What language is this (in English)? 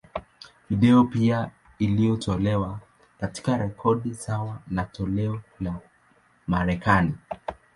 Swahili